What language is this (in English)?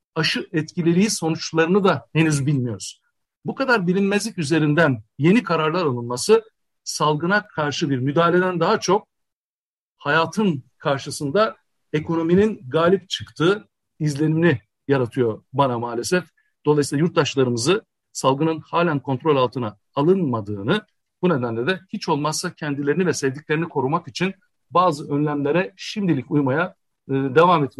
Turkish